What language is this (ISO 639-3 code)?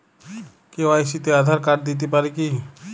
ben